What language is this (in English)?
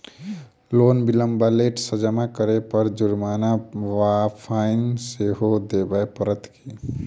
Maithili